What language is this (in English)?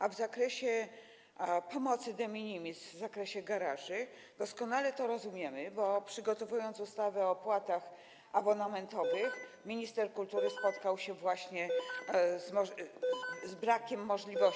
Polish